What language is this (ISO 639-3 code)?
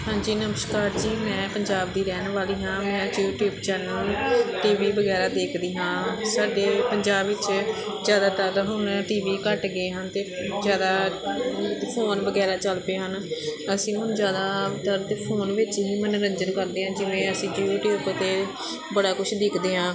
pan